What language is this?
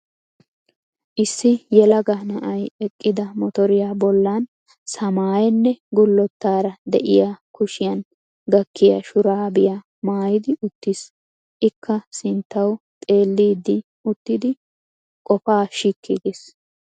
Wolaytta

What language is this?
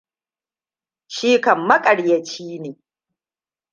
Hausa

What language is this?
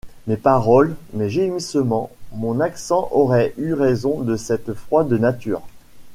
French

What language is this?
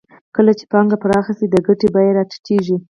Pashto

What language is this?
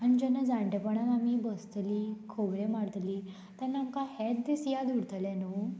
Konkani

